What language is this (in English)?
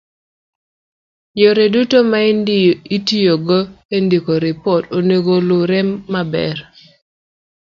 Luo (Kenya and Tanzania)